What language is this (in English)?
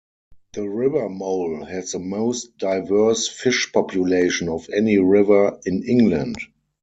English